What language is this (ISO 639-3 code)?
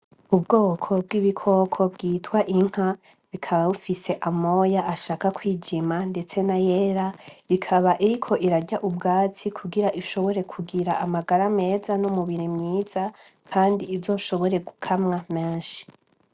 run